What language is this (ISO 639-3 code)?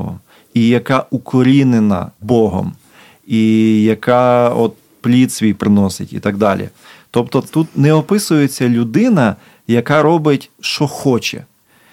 ukr